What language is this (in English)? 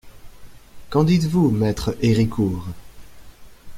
French